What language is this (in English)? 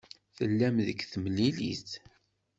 Kabyle